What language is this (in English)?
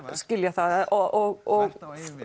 Icelandic